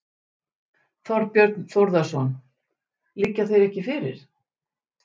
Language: Icelandic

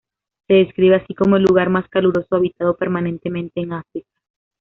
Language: Spanish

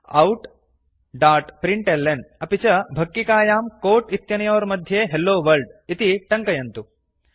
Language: Sanskrit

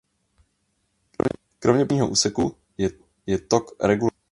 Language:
Czech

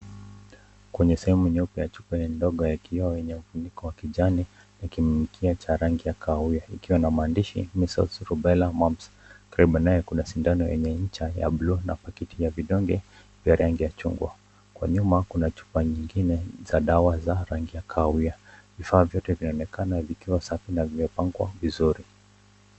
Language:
Swahili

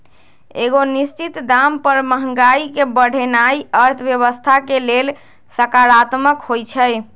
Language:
Magahi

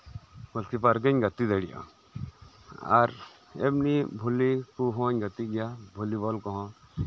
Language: Santali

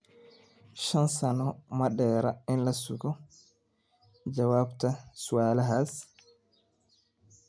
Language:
Somali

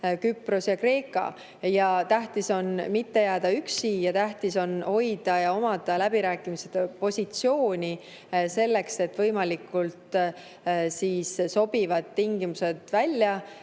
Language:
Estonian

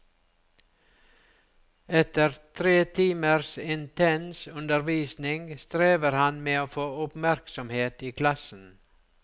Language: Norwegian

